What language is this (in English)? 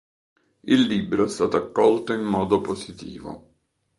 Italian